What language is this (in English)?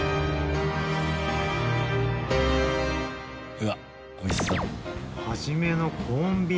Japanese